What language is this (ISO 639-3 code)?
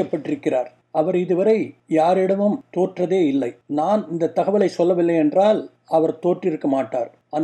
tam